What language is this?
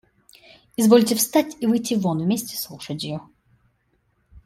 Russian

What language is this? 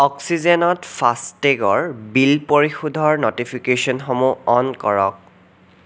Assamese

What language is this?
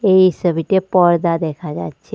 Bangla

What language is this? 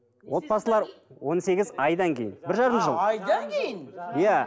Kazakh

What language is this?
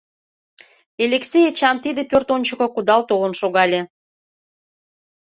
Mari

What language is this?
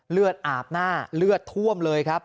Thai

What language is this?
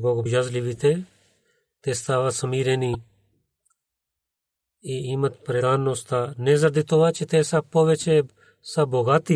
Bulgarian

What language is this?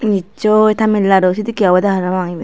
Chakma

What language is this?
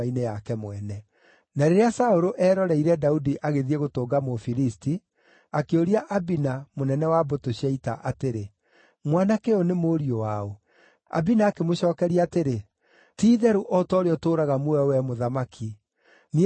Kikuyu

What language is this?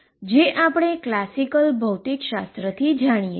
Gujarati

